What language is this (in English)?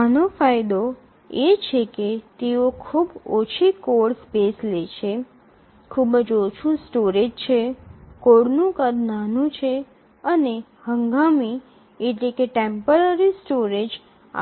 Gujarati